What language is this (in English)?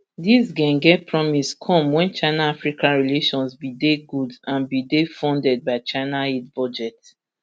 Nigerian Pidgin